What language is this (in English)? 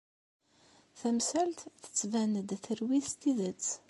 Kabyle